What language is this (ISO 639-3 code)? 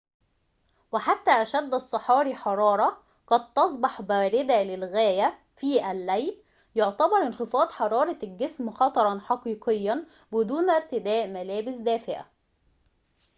ara